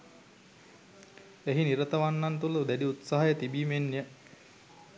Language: Sinhala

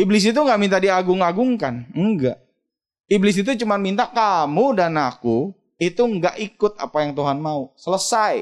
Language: Indonesian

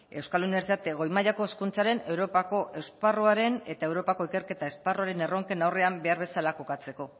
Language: Basque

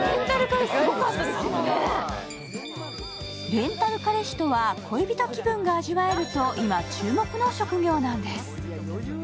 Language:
Japanese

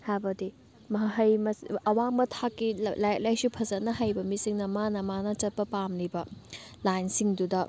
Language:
Manipuri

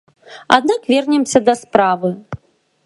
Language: Belarusian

